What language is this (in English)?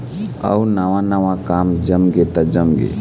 Chhattisgarhi